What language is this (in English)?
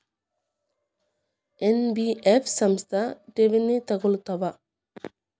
Kannada